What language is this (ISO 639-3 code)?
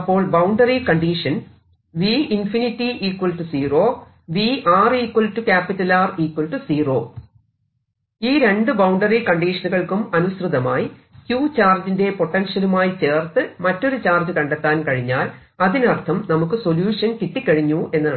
mal